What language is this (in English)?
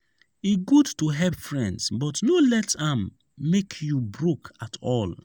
Nigerian Pidgin